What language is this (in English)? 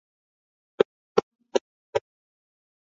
Swahili